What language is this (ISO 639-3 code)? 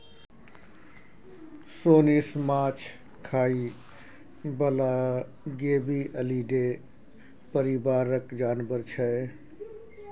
mai